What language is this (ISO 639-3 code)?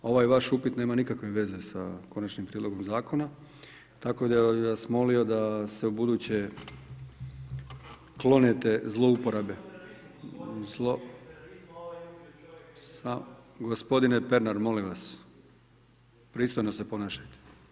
hrv